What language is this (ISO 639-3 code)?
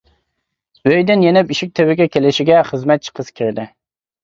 uig